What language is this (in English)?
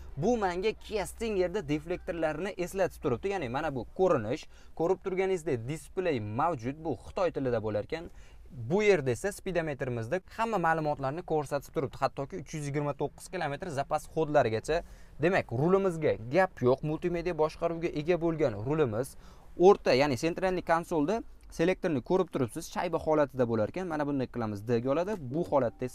Turkish